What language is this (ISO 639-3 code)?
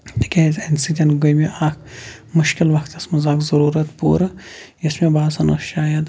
kas